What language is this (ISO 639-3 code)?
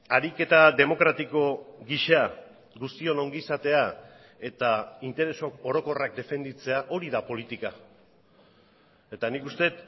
eus